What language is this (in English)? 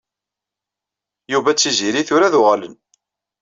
Kabyle